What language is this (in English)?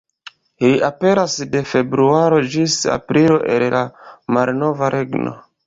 Esperanto